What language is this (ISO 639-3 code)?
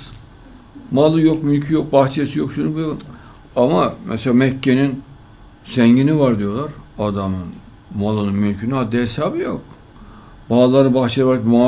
tur